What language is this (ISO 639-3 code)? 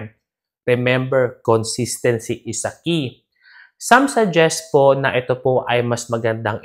fil